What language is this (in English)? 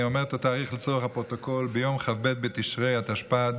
Hebrew